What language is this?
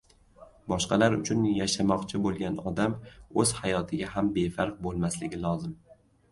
Uzbek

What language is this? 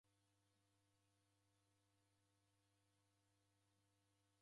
Taita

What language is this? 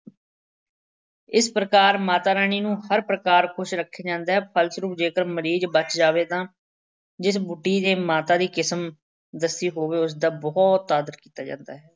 Punjabi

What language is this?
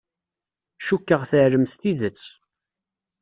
Kabyle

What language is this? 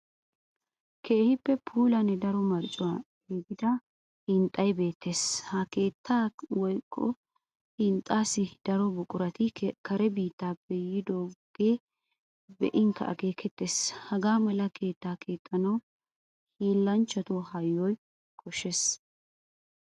Wolaytta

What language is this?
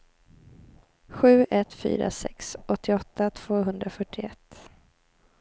Swedish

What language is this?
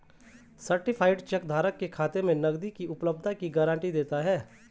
Hindi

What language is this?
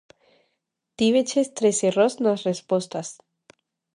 Galician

